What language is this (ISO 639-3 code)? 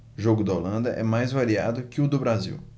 por